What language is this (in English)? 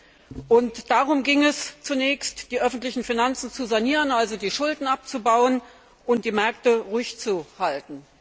German